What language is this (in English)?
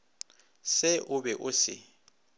Northern Sotho